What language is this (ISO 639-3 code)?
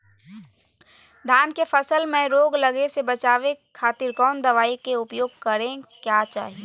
mag